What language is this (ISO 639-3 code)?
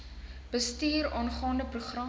afr